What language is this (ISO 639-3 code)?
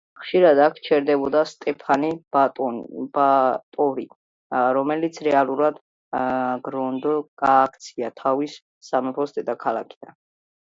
kat